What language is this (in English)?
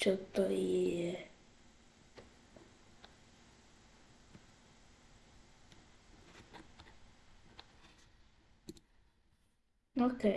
Slovak